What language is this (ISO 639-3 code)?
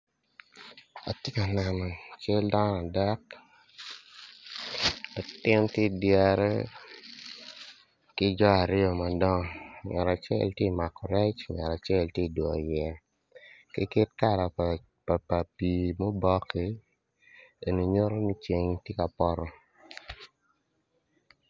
ach